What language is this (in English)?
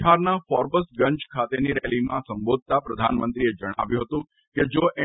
Gujarati